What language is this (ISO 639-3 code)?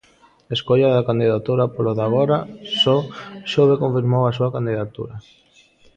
glg